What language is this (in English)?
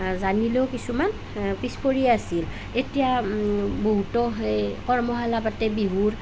Assamese